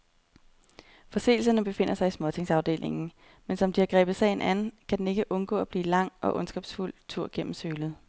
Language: Danish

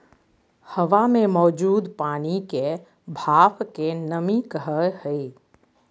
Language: Magahi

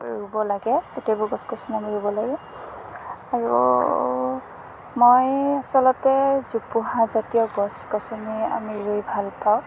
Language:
Assamese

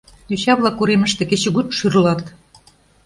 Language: Mari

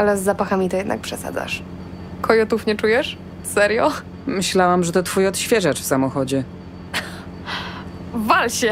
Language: Polish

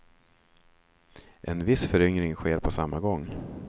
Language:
Swedish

